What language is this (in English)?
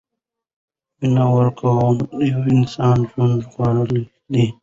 Pashto